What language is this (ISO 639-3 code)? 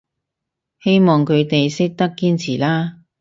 yue